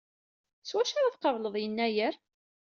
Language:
Kabyle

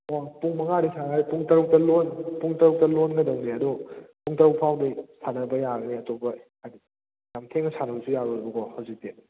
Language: Manipuri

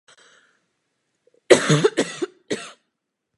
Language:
Czech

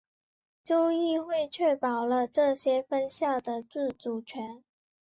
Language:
Chinese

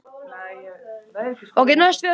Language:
Icelandic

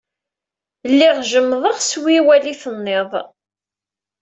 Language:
Kabyle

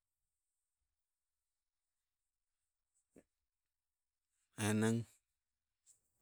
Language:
Sibe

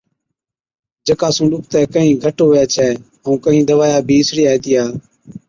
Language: Od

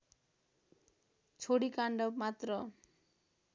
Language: Nepali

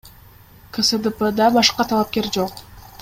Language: Kyrgyz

